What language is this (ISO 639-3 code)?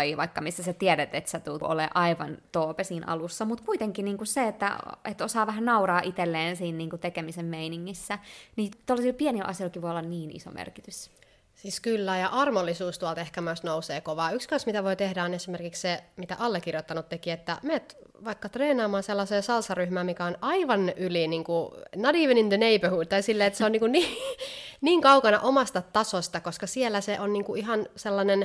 fin